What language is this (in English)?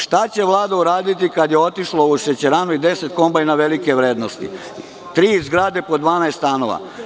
Serbian